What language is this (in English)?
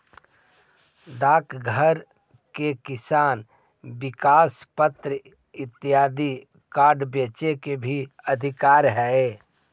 Magahi